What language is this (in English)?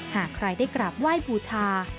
Thai